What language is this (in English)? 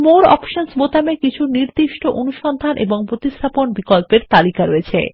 Bangla